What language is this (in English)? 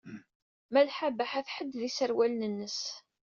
Kabyle